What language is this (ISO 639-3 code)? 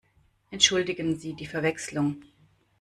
deu